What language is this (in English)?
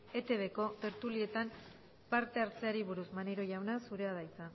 Basque